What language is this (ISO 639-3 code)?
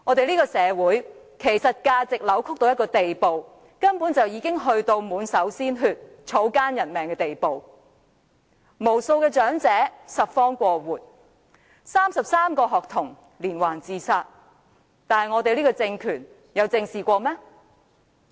yue